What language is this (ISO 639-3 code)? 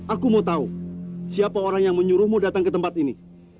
ind